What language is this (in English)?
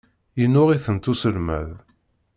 Kabyle